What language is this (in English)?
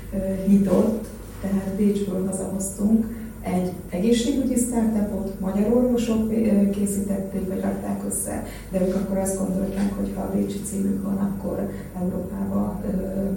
Hungarian